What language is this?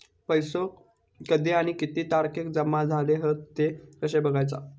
Marathi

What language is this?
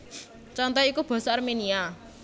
Javanese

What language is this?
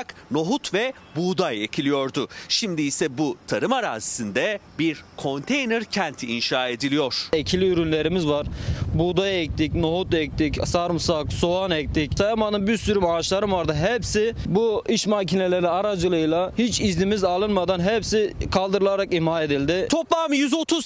Turkish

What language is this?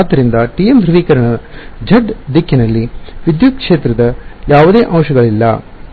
Kannada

